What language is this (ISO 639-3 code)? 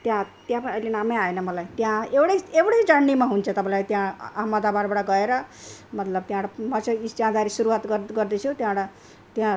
nep